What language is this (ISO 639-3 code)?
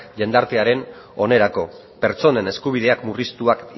eus